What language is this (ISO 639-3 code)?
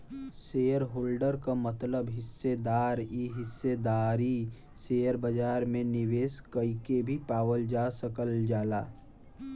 bho